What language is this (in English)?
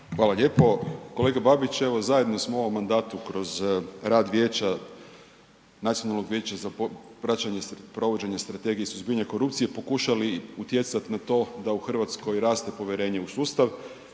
Croatian